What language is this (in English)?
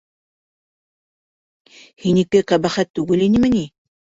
Bashkir